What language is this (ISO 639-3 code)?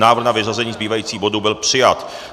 ces